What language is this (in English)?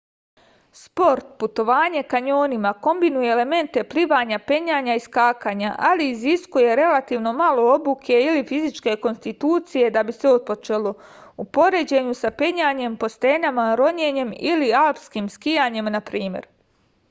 Serbian